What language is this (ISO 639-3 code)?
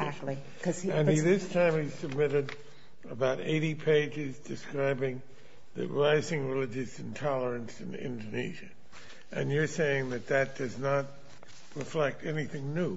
eng